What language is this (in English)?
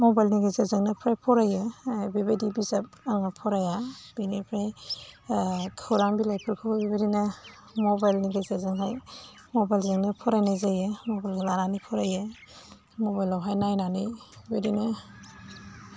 Bodo